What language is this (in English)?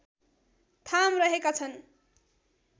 Nepali